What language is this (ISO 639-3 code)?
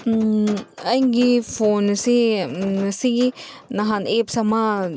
mni